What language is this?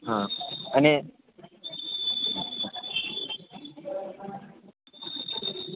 Gujarati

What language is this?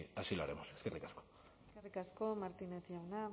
Basque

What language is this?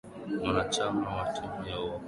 Swahili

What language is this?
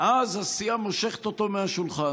Hebrew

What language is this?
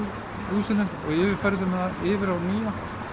Icelandic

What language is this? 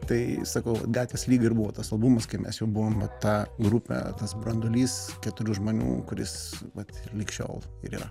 Lithuanian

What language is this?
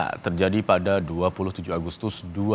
Indonesian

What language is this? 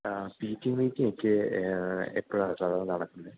Malayalam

